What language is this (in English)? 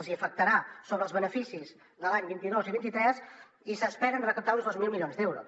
Catalan